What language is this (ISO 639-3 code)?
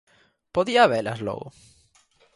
glg